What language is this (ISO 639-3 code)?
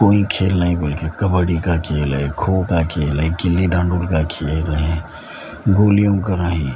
urd